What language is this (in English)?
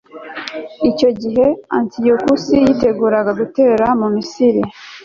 Kinyarwanda